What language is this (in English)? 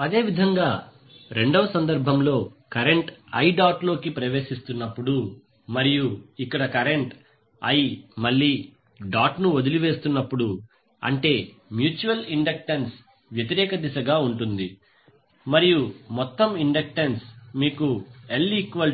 Telugu